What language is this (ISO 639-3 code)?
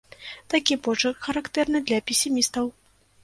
bel